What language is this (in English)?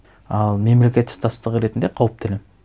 Kazakh